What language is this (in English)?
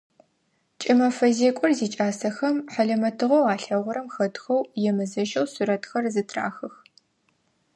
Adyghe